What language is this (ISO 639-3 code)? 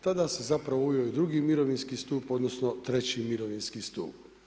hrv